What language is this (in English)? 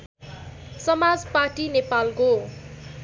Nepali